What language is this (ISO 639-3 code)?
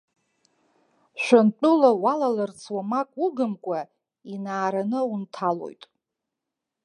abk